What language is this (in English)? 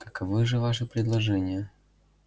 Russian